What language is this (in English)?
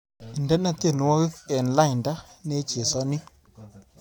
Kalenjin